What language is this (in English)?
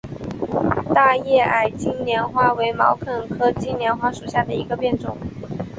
Chinese